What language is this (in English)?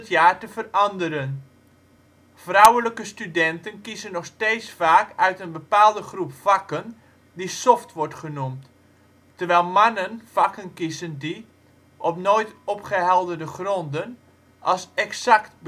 Dutch